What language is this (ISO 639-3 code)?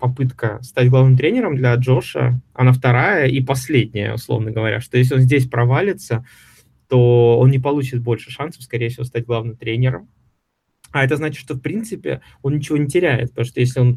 rus